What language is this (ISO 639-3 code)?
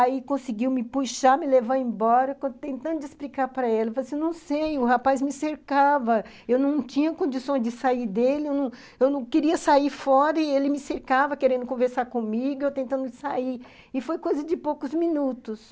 por